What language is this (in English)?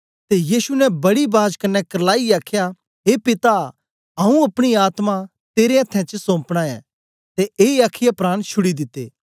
Dogri